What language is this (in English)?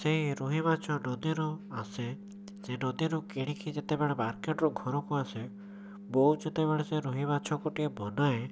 Odia